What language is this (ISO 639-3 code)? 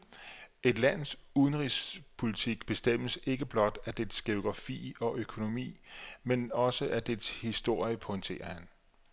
dan